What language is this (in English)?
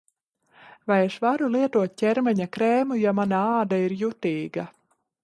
Latvian